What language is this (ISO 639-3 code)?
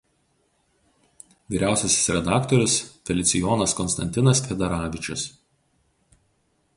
lit